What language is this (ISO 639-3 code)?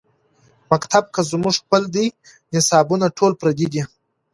pus